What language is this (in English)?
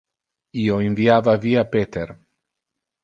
Interlingua